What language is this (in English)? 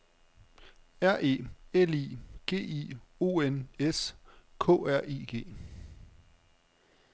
Danish